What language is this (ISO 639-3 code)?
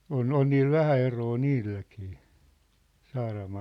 fin